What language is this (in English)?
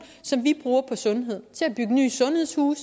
Danish